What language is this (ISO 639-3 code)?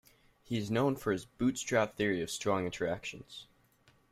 eng